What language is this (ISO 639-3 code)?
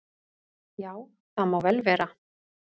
isl